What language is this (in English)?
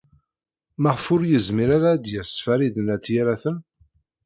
Kabyle